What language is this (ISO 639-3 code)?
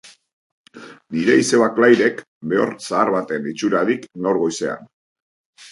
eus